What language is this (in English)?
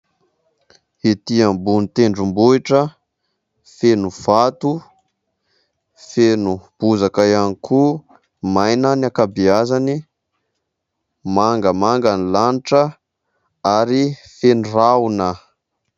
Malagasy